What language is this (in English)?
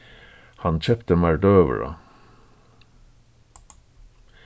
Faroese